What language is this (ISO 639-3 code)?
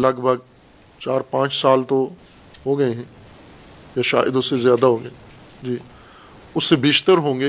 urd